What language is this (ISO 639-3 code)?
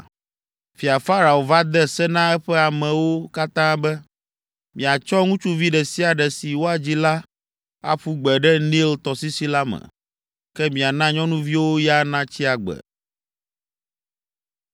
ewe